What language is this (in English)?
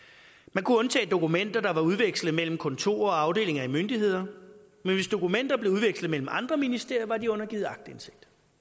Danish